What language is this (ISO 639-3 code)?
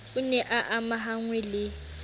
sot